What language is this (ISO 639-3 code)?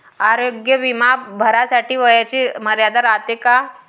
mar